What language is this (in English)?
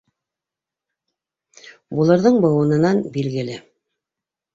Bashkir